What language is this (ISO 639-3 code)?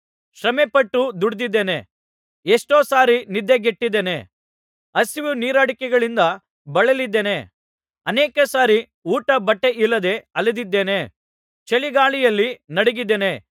kan